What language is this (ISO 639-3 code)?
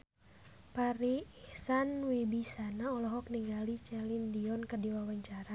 sun